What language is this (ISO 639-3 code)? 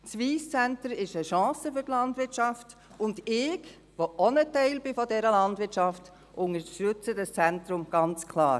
gsw